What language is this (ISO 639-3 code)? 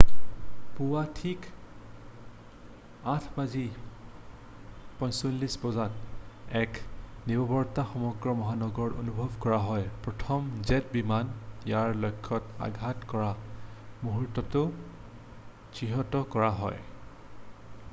asm